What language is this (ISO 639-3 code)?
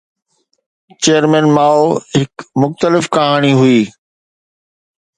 snd